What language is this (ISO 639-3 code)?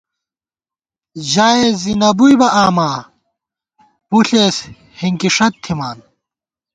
gwt